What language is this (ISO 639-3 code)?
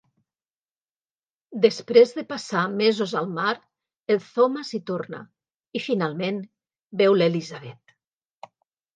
cat